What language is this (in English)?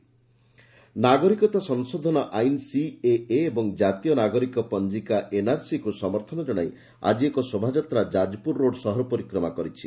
Odia